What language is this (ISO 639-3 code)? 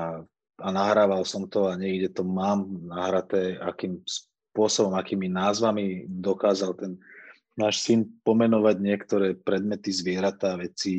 slk